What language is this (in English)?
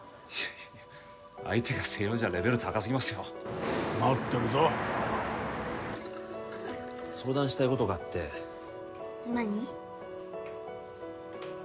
Japanese